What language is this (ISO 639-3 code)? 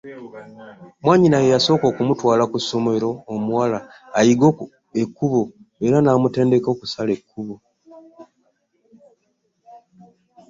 lug